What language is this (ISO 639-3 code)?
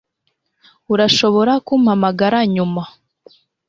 kin